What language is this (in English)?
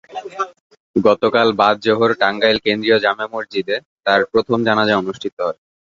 Bangla